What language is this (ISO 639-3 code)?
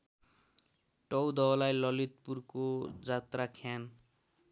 nep